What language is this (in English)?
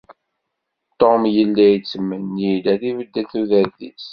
Kabyle